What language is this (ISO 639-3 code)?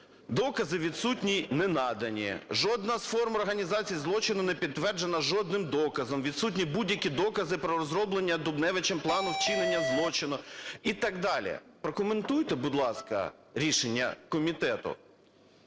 ukr